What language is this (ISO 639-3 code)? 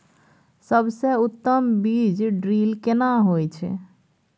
mai